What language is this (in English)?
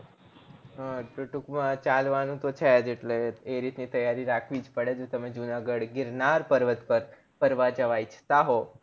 Gujarati